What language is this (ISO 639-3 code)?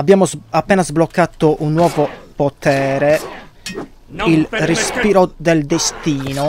ita